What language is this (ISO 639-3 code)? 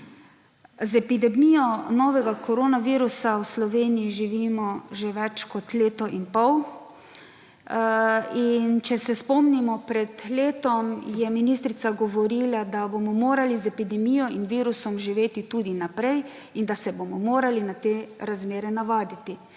slv